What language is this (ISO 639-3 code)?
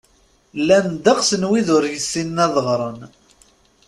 kab